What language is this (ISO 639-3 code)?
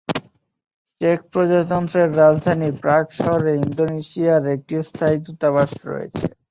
ben